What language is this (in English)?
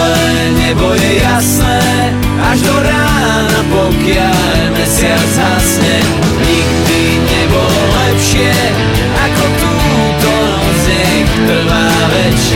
Slovak